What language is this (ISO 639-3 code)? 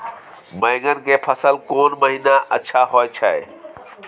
mai